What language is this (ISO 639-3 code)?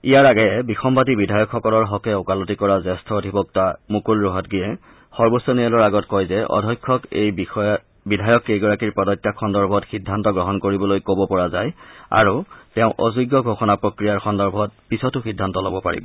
asm